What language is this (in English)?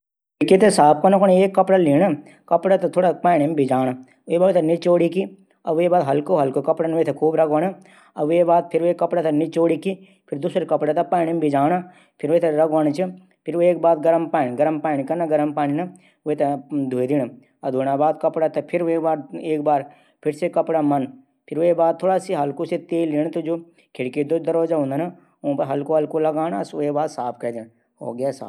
Garhwali